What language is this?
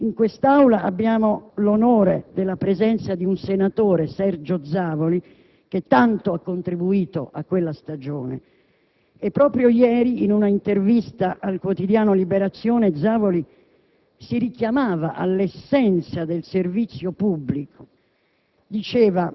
Italian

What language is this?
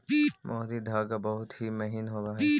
Magahi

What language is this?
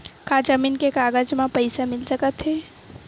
Chhattisgarhi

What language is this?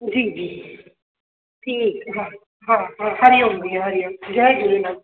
Sindhi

